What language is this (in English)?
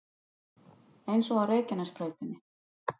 Icelandic